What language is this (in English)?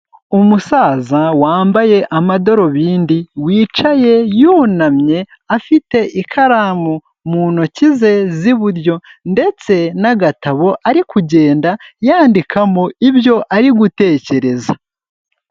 Kinyarwanda